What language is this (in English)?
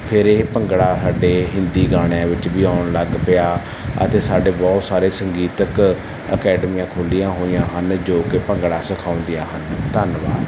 Punjabi